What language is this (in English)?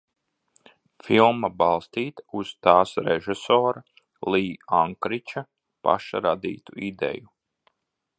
Latvian